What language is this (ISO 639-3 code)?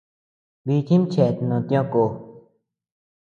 cux